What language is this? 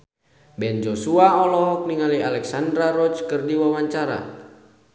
Sundanese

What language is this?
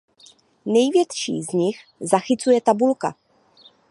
Czech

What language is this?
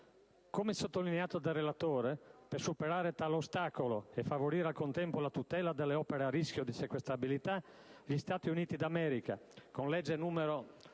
Italian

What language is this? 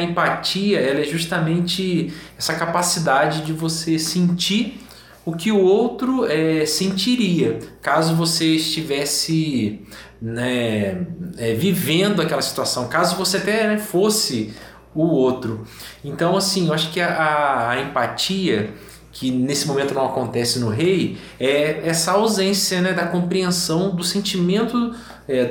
Portuguese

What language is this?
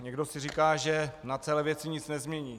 Czech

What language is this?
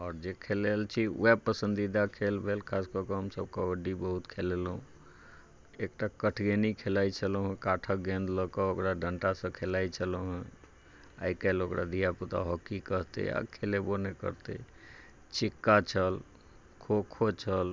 Maithili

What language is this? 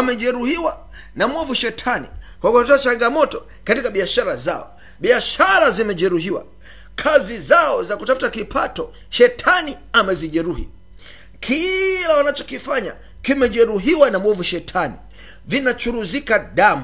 Swahili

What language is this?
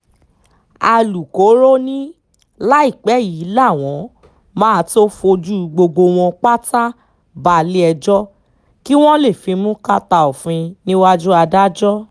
Yoruba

